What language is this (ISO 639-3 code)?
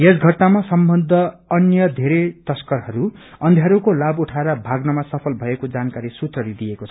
nep